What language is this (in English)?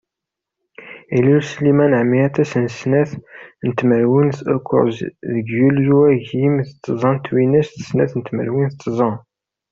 Kabyle